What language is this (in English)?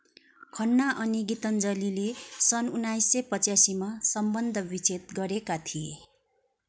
Nepali